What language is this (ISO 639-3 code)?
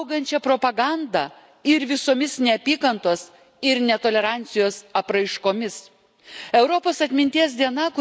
lit